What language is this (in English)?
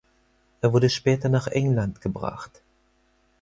German